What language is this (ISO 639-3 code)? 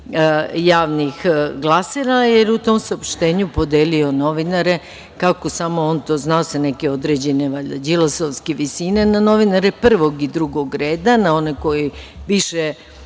srp